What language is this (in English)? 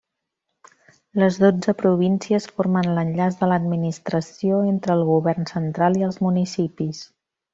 Catalan